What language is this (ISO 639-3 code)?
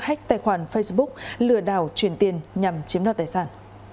vie